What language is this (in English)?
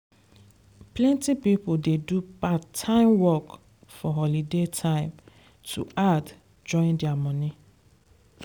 Nigerian Pidgin